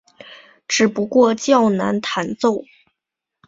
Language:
Chinese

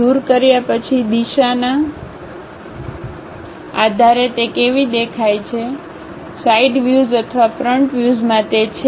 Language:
Gujarati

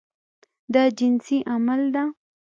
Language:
Pashto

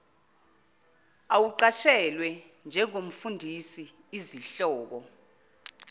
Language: Zulu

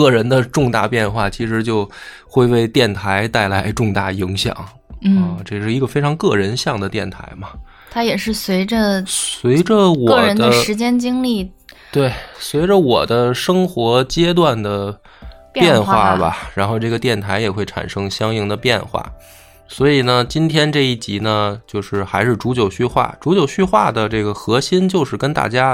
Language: Chinese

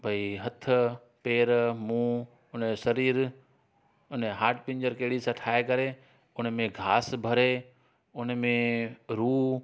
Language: Sindhi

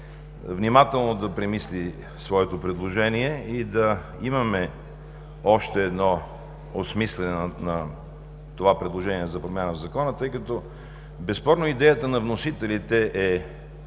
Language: Bulgarian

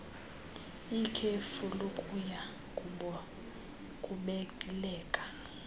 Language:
Xhosa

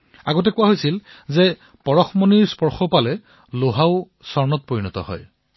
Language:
Assamese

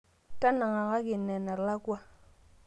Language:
Masai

